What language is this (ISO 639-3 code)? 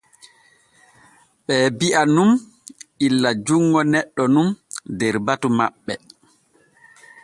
fue